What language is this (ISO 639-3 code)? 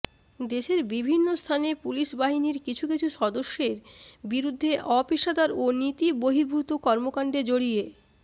ben